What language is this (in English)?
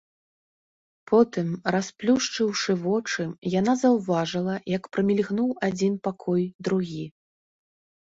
Belarusian